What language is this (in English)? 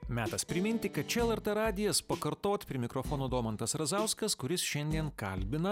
Lithuanian